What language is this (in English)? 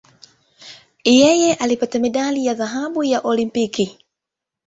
Swahili